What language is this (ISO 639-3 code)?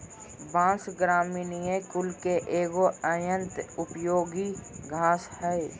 mag